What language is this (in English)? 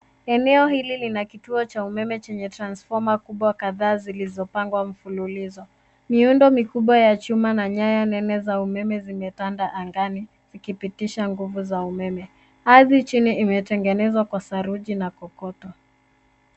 Swahili